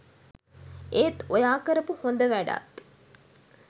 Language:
Sinhala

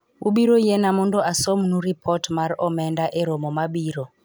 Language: Luo (Kenya and Tanzania)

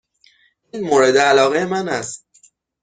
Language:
Persian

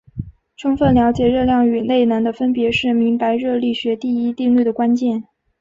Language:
Chinese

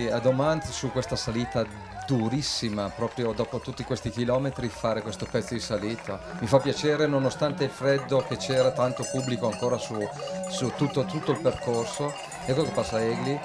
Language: Italian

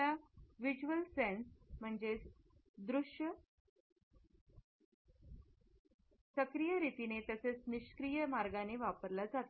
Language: Marathi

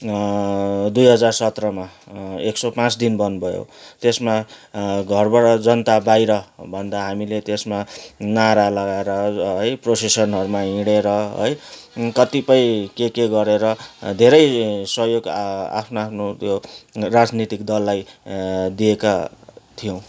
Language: Nepali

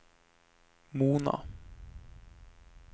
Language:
Norwegian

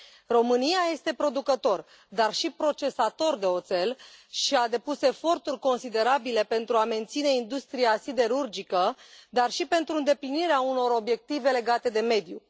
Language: Romanian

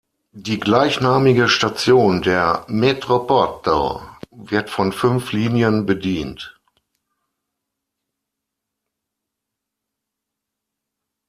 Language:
German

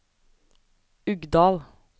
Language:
Norwegian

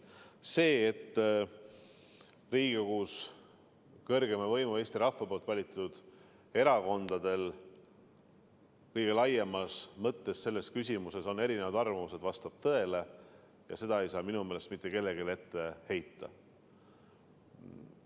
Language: Estonian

